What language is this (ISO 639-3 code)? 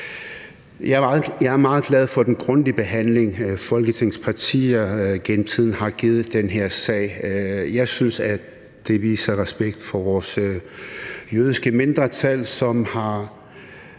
dan